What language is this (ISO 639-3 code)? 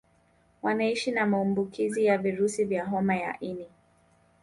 swa